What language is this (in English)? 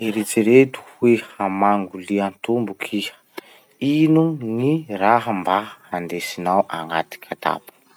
Masikoro Malagasy